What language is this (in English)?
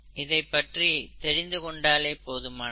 Tamil